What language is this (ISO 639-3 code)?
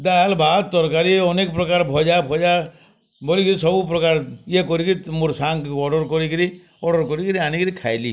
ori